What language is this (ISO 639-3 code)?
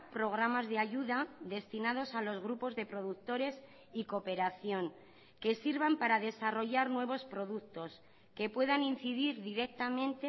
spa